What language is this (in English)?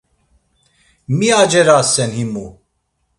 Laz